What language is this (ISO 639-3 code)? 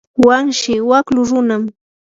qur